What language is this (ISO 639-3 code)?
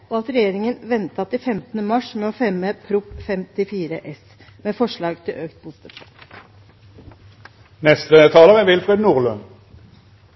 nob